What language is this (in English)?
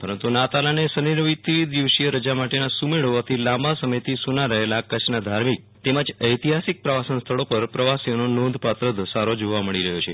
Gujarati